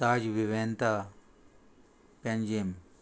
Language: Konkani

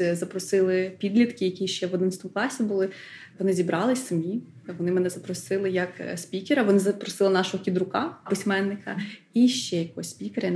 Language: Ukrainian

